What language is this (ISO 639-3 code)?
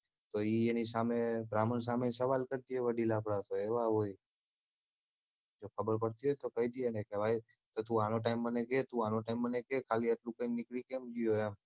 guj